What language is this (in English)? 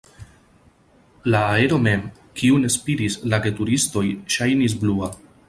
Esperanto